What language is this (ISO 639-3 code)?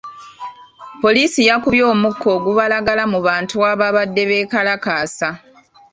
lug